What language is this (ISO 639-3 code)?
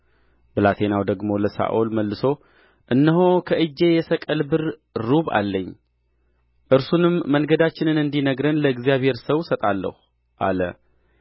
amh